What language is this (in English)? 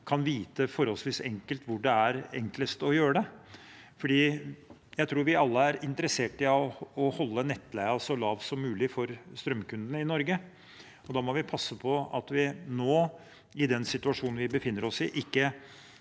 Norwegian